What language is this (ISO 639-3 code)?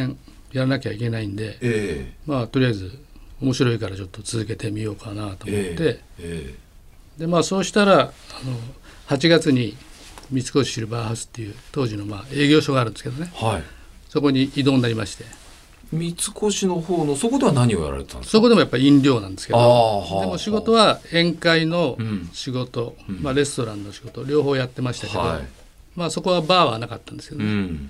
jpn